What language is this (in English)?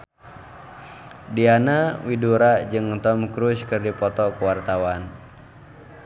Sundanese